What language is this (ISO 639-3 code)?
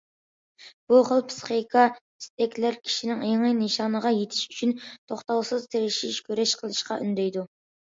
uig